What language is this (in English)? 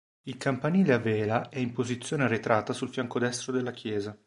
Italian